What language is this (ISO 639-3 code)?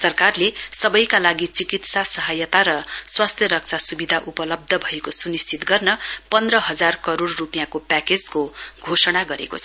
nep